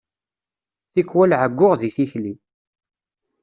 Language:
Kabyle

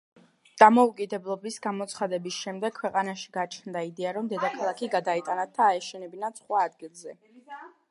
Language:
Georgian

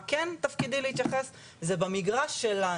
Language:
Hebrew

